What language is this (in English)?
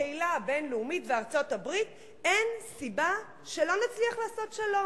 Hebrew